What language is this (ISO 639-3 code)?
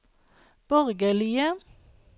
nor